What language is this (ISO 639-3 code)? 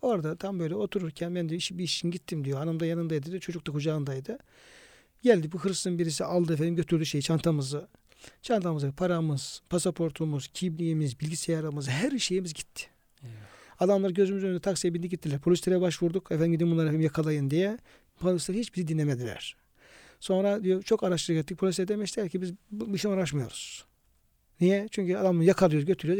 tur